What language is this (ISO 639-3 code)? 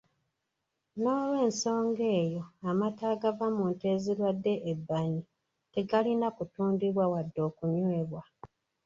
lug